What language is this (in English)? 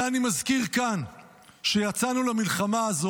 Hebrew